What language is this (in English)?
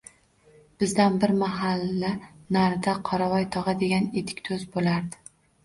Uzbek